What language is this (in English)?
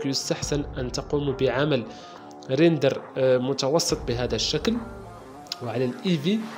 Arabic